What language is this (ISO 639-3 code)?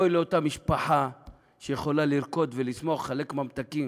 heb